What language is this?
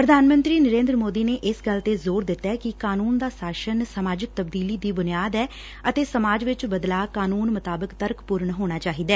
Punjabi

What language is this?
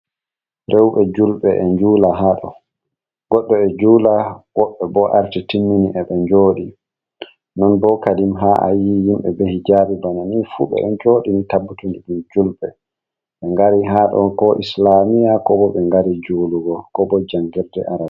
Fula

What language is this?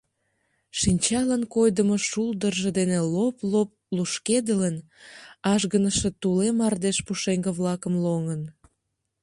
Mari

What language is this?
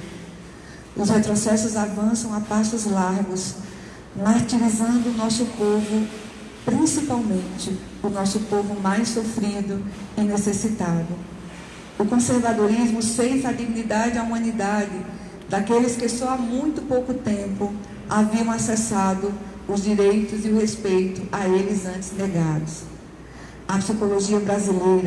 Portuguese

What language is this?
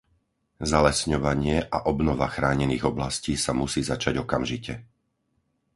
Slovak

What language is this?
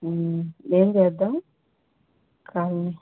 Telugu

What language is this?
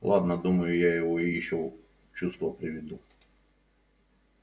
Russian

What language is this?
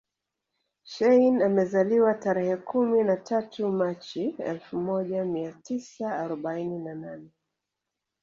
Swahili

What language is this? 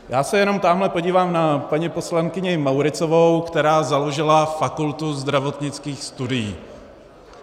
Czech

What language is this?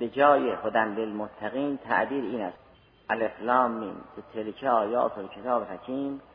Persian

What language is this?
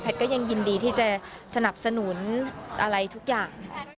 Thai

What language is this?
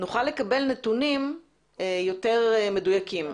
Hebrew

